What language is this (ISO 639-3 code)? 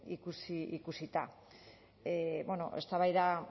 eus